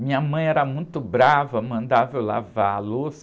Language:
Portuguese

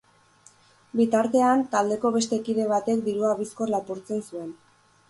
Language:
Basque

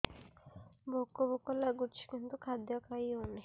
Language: Odia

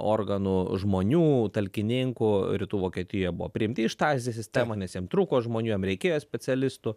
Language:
Lithuanian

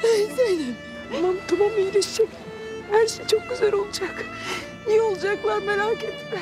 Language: Turkish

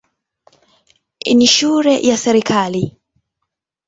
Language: Swahili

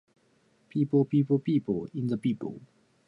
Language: English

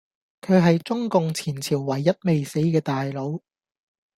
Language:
Cantonese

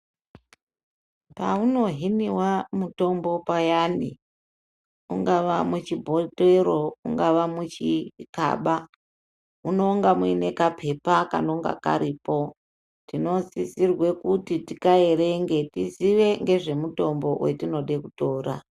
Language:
Ndau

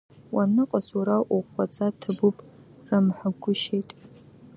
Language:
Abkhazian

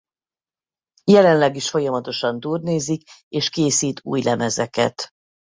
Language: Hungarian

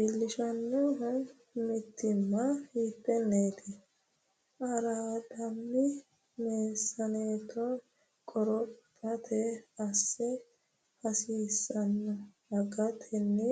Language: Sidamo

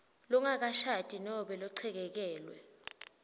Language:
Swati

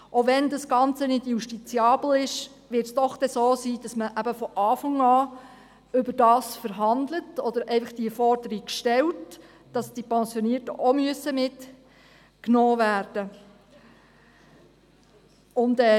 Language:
Swiss German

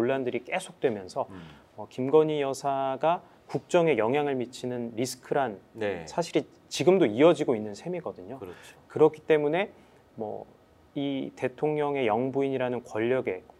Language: Korean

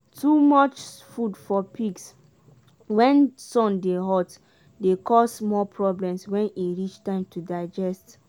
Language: Nigerian Pidgin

